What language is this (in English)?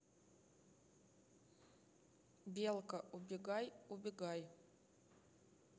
Russian